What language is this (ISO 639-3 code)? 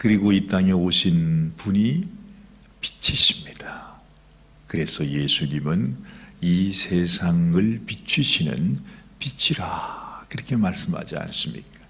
kor